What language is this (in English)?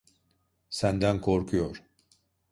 Turkish